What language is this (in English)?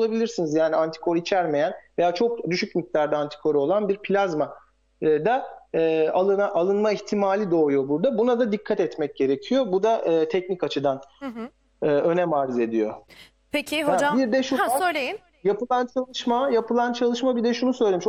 Turkish